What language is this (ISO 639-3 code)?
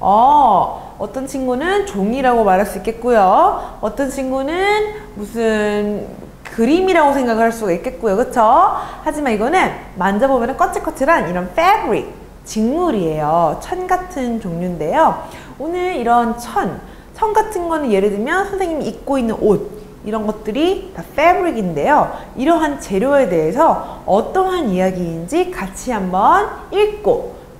kor